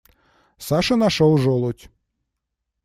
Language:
Russian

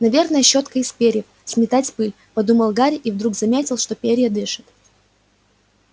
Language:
Russian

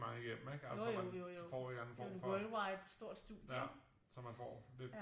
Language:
Danish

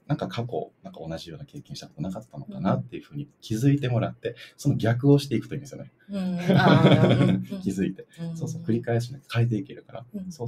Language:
Japanese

